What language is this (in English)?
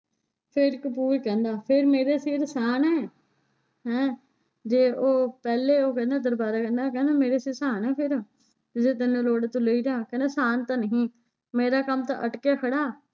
Punjabi